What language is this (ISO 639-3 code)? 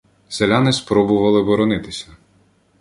ukr